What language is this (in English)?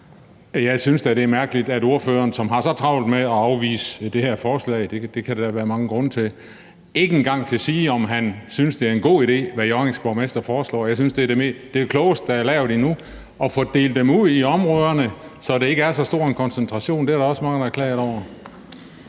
Danish